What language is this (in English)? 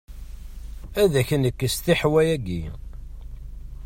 Kabyle